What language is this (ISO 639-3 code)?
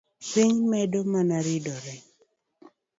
luo